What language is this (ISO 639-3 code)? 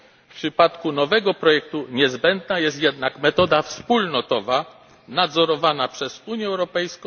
pol